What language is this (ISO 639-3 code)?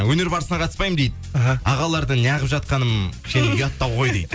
kaz